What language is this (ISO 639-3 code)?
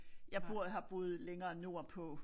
dan